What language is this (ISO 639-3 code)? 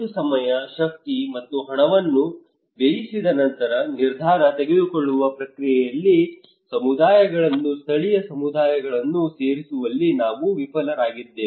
kan